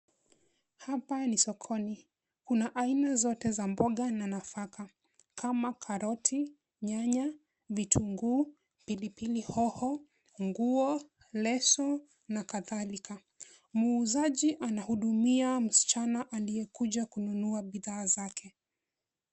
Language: Swahili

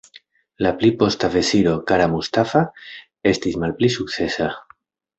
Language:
Esperanto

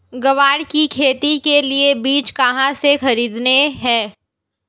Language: Hindi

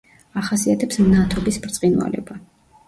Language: Georgian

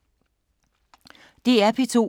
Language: Danish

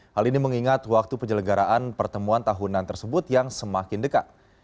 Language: Indonesian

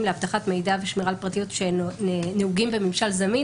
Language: Hebrew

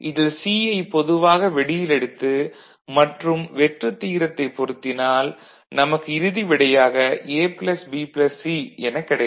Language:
Tamil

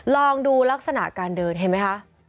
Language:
Thai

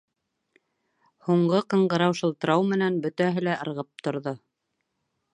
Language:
Bashkir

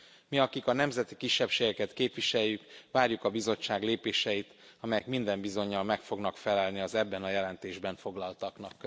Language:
Hungarian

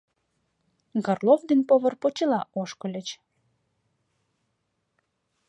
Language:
Mari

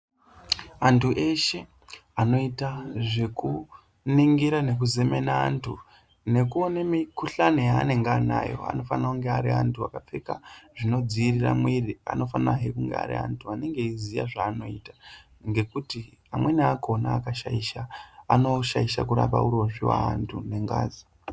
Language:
Ndau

